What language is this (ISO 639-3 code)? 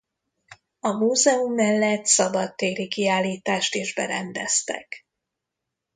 hun